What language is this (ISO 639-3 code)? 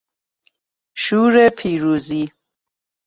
fas